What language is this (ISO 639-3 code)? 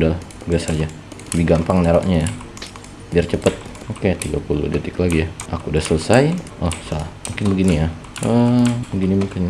ind